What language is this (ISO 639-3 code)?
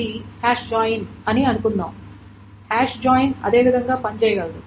tel